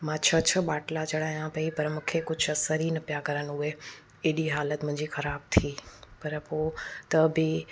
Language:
Sindhi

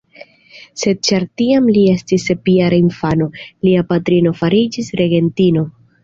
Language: Esperanto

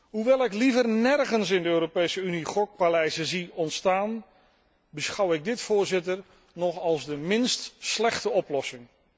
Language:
Dutch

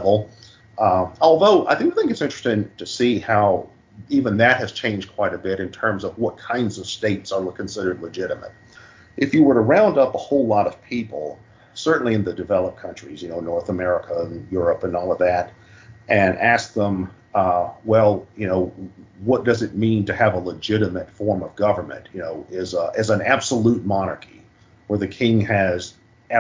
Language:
English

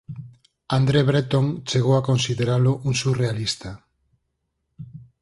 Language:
Galician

